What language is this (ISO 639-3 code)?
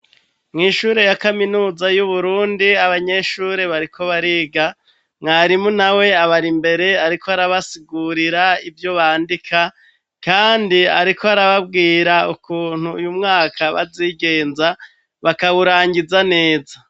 run